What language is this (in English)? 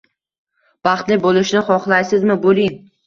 Uzbek